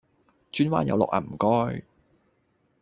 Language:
Cantonese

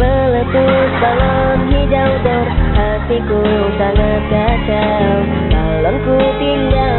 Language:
Indonesian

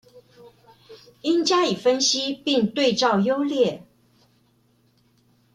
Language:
Chinese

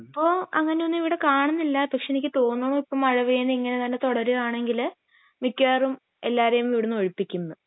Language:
Malayalam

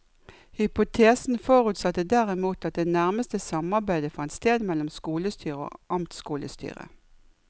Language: Norwegian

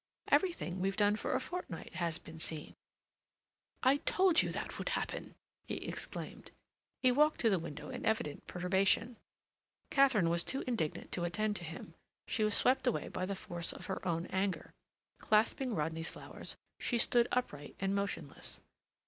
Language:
English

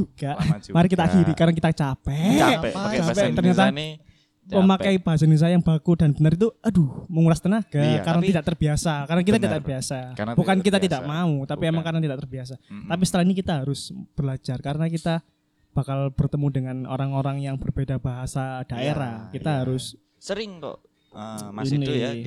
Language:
Indonesian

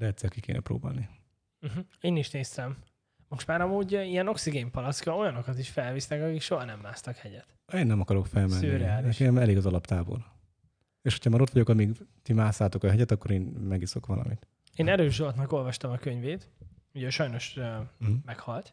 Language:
Hungarian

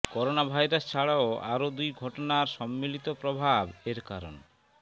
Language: Bangla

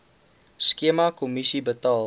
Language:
Afrikaans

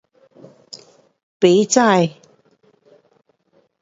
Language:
Pu-Xian Chinese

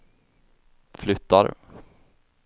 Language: Swedish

